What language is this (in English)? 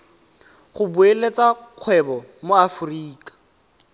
Tswana